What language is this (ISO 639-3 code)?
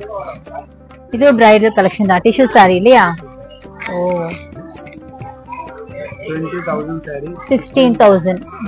tam